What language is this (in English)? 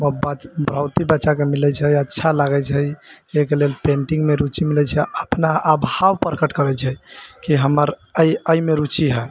Maithili